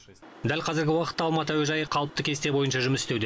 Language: Kazakh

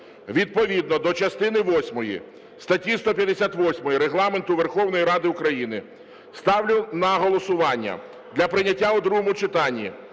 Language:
Ukrainian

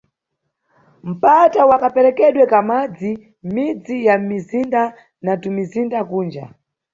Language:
Nyungwe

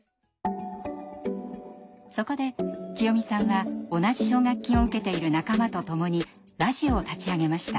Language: Japanese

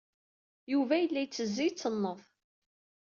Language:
Kabyle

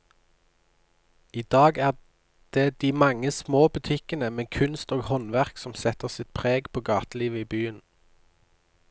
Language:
Norwegian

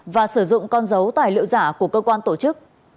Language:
Vietnamese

